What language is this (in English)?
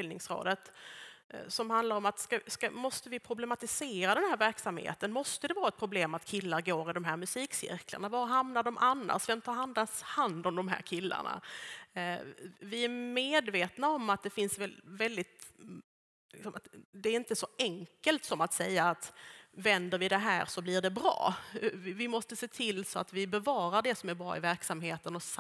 Swedish